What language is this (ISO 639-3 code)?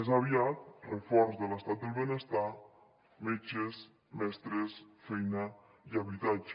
cat